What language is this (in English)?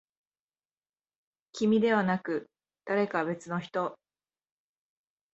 Japanese